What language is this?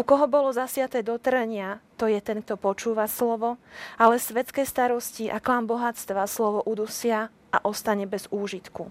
Slovak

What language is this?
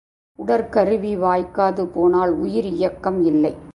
Tamil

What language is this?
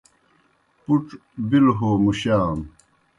Kohistani Shina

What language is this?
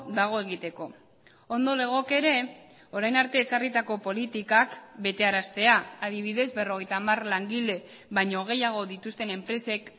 Basque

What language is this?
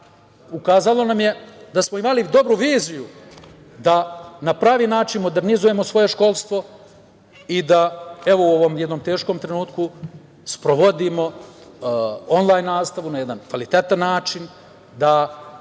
Serbian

